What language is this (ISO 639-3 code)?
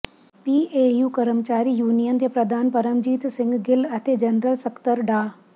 pan